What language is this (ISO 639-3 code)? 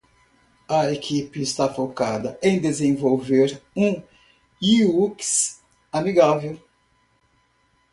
por